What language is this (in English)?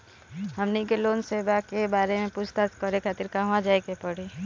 Bhojpuri